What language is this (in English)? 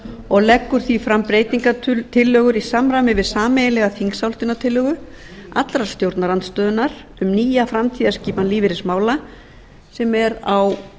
Icelandic